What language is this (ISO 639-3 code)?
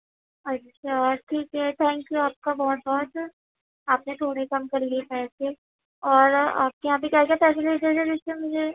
urd